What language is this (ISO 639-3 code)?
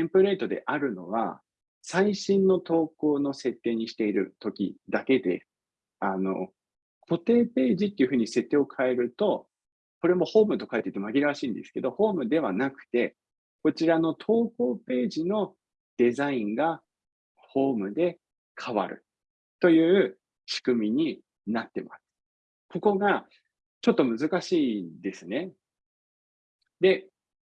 jpn